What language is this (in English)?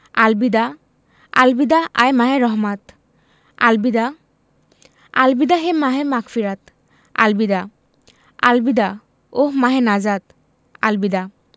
Bangla